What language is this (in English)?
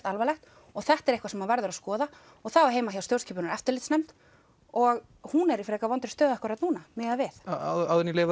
Icelandic